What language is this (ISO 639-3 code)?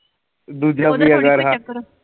pan